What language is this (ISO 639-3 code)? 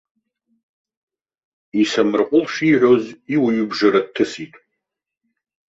abk